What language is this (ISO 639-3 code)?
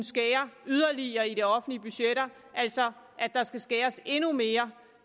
dan